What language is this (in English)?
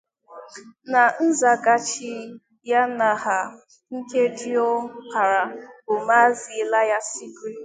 Igbo